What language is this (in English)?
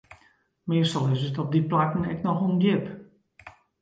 Western Frisian